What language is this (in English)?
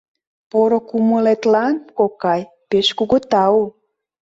Mari